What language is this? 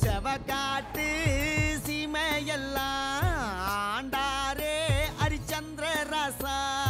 Thai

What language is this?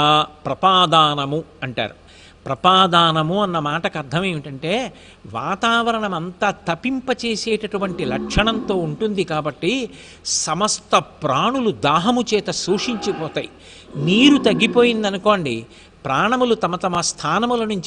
Korean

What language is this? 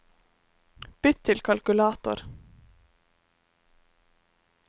Norwegian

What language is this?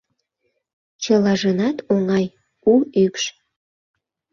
Mari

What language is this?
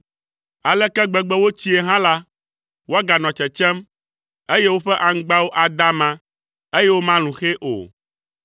Ewe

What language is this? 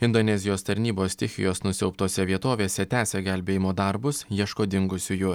Lithuanian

